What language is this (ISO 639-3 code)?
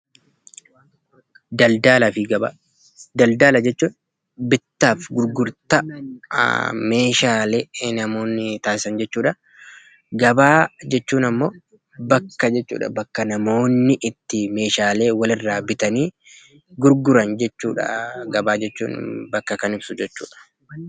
orm